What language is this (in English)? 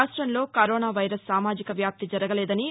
Telugu